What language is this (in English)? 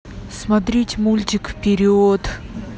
Russian